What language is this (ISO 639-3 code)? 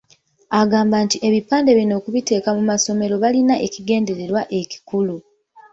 lug